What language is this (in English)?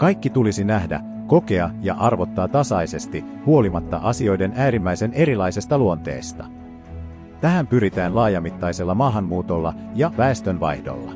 Finnish